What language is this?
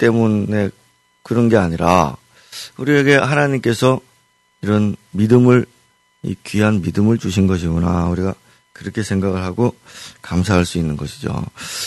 Korean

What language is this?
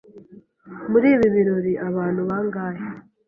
Kinyarwanda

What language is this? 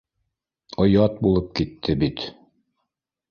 Bashkir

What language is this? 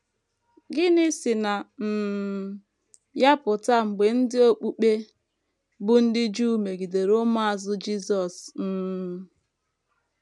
Igbo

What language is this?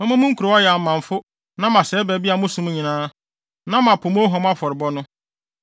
Akan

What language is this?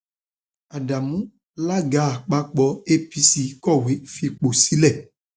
Yoruba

